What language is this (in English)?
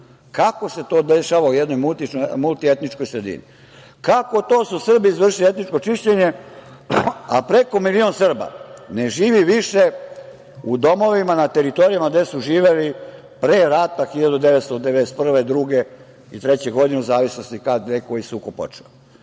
Serbian